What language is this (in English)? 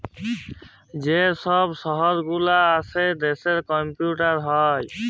Bangla